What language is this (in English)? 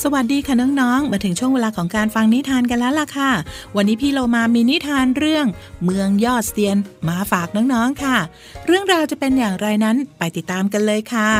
Thai